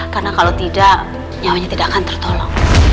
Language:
Indonesian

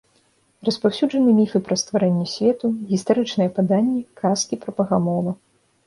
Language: Belarusian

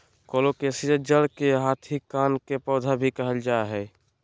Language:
Magahi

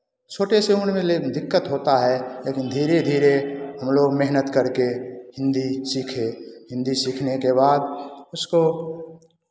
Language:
Hindi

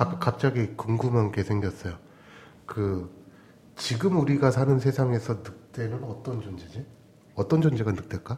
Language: Korean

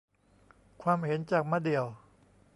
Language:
Thai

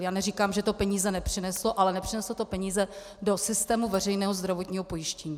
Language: Czech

